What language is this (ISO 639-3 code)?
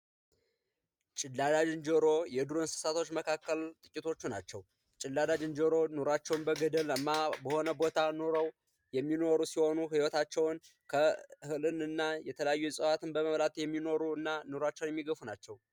amh